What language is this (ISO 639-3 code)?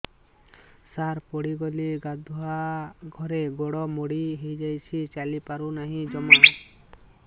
ori